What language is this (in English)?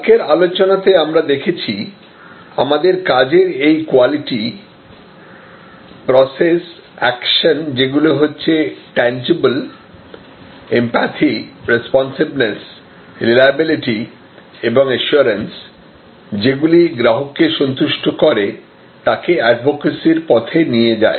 Bangla